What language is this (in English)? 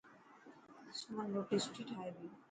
Dhatki